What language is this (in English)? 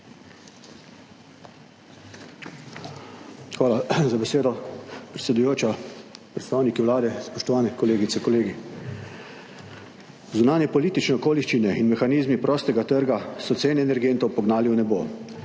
Slovenian